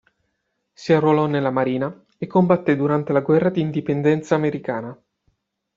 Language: Italian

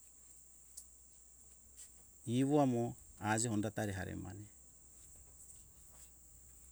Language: Hunjara-Kaina Ke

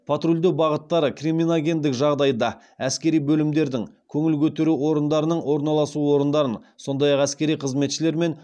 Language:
Kazakh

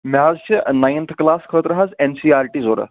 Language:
Kashmiri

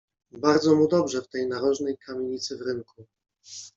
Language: Polish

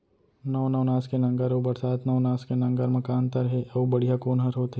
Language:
Chhattisgarhi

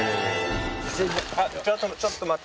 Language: Japanese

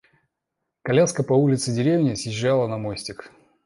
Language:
Russian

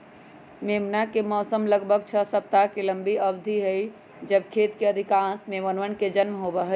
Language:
Magahi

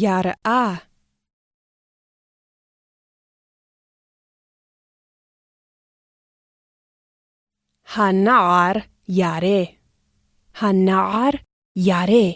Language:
Hebrew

